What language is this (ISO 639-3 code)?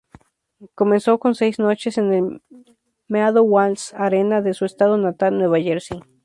spa